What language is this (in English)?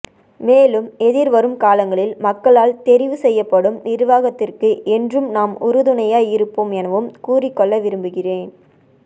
Tamil